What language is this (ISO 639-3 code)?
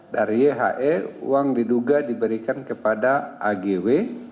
ind